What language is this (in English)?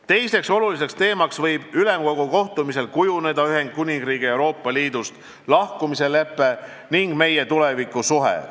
Estonian